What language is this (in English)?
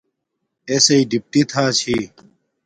Domaaki